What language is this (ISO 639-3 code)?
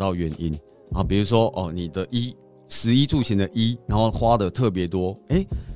zho